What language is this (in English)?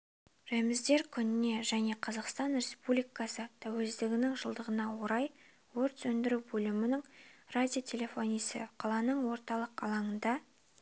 Kazakh